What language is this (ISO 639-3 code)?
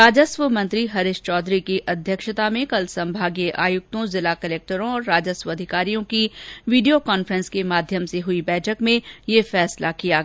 hin